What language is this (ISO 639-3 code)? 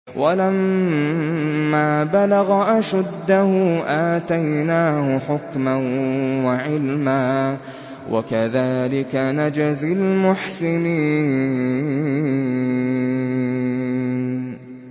ara